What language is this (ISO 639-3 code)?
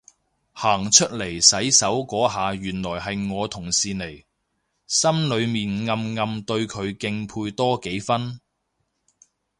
yue